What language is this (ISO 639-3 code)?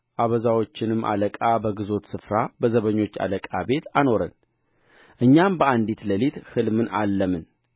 amh